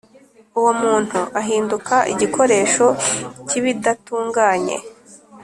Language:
Kinyarwanda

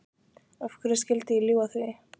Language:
Icelandic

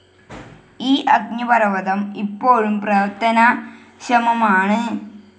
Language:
Malayalam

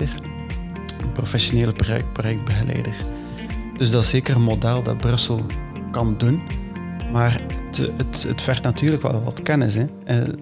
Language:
Dutch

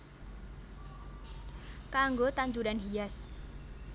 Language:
Javanese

